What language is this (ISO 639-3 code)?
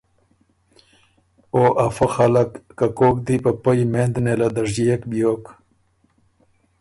oru